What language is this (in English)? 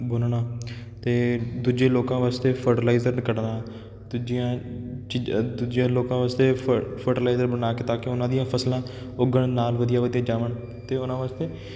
Punjabi